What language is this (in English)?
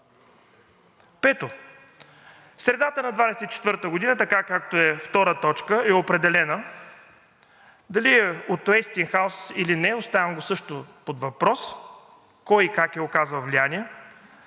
Bulgarian